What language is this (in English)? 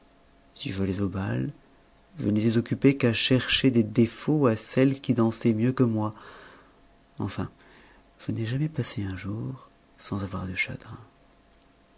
French